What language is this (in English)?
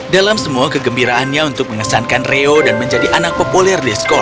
Indonesian